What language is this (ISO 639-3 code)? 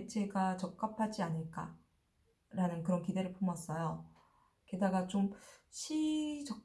kor